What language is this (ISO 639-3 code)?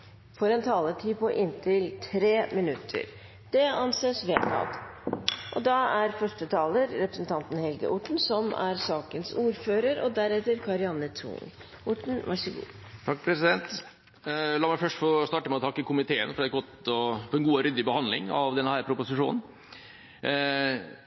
nob